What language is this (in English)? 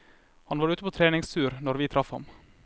Norwegian